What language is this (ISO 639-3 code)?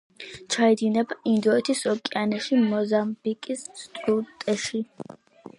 kat